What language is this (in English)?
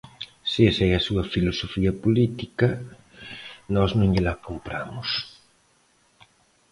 Galician